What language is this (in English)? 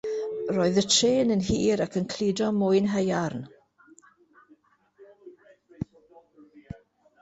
Welsh